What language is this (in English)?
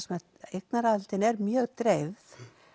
Icelandic